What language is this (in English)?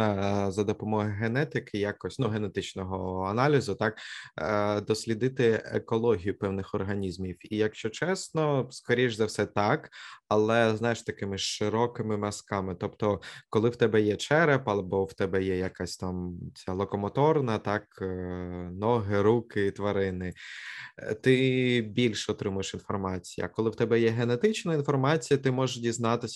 Ukrainian